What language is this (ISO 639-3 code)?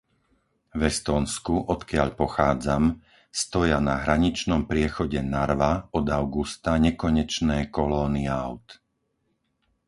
slk